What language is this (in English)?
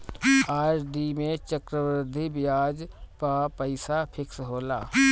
Bhojpuri